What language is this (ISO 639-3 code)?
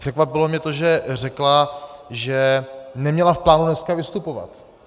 ces